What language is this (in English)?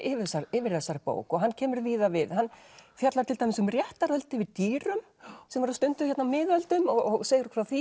Icelandic